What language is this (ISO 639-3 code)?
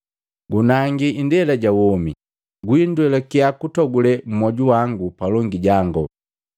mgv